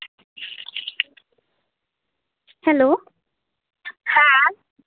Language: Santali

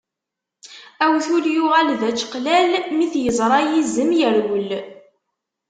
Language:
Kabyle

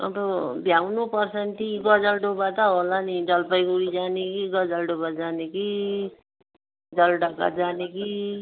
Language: Nepali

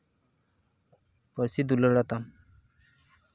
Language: Santali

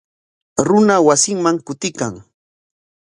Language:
Corongo Ancash Quechua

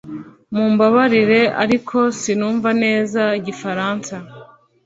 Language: Kinyarwanda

